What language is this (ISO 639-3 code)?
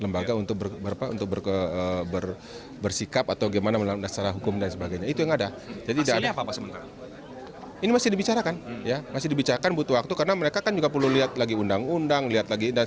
ind